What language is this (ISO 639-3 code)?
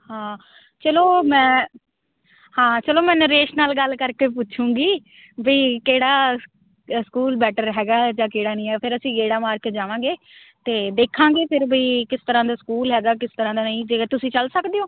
pan